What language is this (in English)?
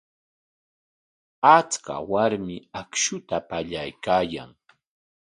Corongo Ancash Quechua